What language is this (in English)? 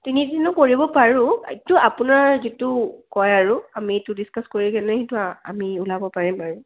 Assamese